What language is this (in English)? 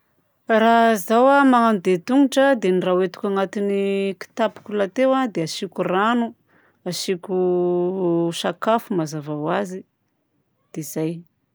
Southern Betsimisaraka Malagasy